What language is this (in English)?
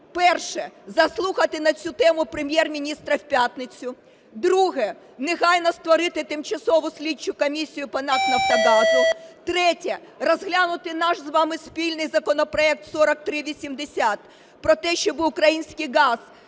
Ukrainian